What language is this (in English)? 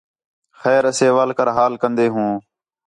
Khetrani